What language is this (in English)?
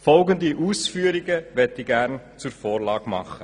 Swiss German